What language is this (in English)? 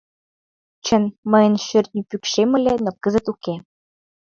Mari